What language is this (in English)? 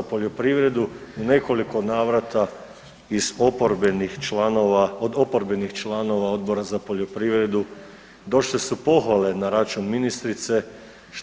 Croatian